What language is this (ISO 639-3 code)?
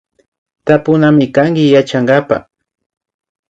qvi